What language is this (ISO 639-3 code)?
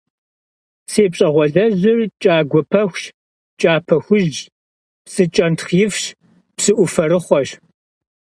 kbd